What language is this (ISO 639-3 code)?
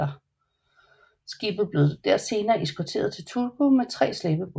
dan